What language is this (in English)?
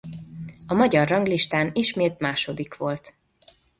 Hungarian